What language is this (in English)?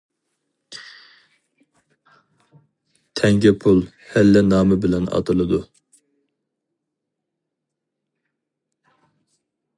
Uyghur